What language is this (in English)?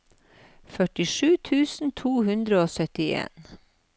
Norwegian